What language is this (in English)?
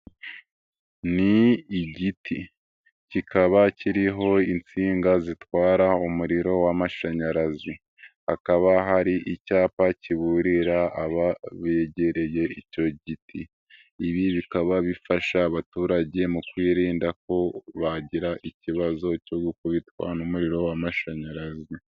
Kinyarwanda